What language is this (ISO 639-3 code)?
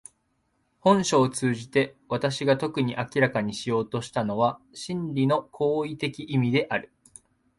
jpn